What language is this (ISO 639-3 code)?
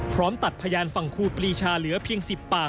tha